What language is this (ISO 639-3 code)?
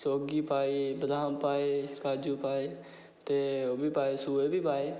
doi